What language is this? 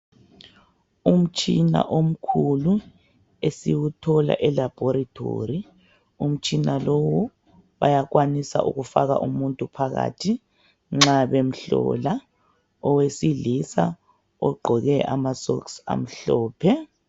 North Ndebele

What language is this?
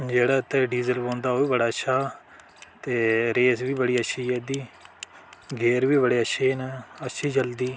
Dogri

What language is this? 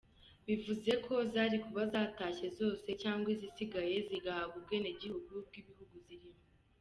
Kinyarwanda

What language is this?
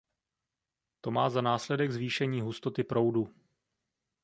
Czech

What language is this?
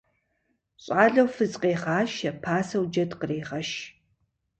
Kabardian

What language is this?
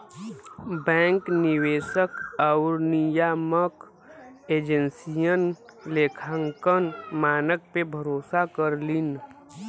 Bhojpuri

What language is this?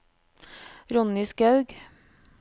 Norwegian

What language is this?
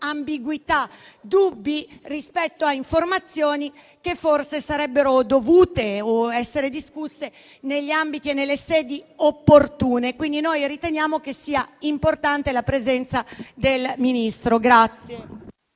Italian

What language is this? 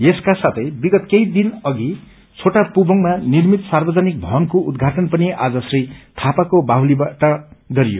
Nepali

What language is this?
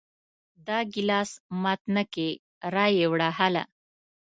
Pashto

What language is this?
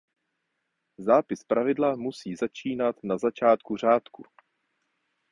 Czech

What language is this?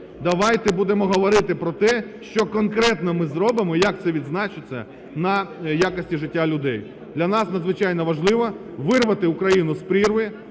Ukrainian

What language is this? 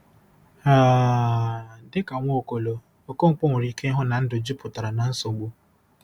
Igbo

